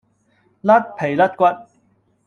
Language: Cantonese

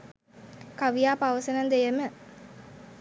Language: Sinhala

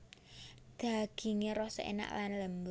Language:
Javanese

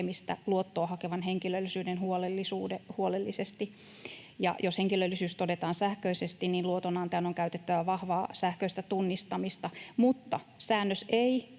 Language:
Finnish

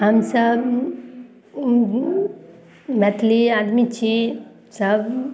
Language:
Maithili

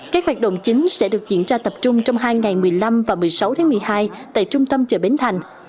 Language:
Vietnamese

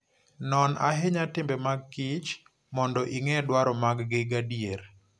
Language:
Luo (Kenya and Tanzania)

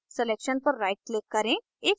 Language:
Hindi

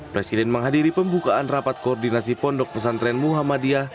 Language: Indonesian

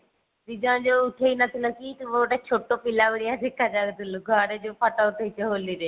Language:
Odia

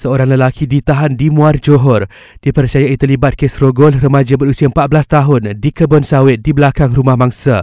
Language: Malay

